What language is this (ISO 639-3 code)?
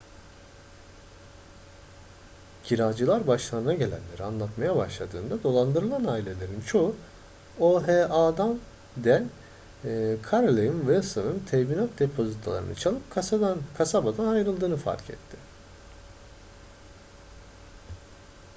tur